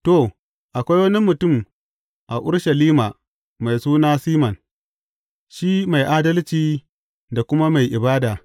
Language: Hausa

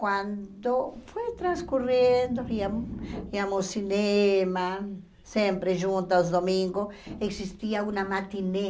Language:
Portuguese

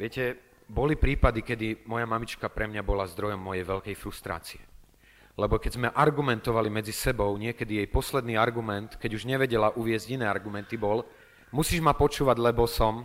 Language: Slovak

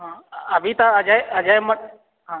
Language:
Maithili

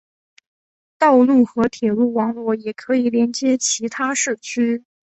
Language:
Chinese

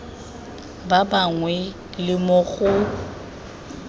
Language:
Tswana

